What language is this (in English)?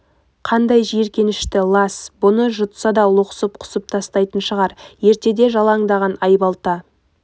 Kazakh